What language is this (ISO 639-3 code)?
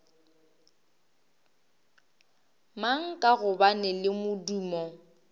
nso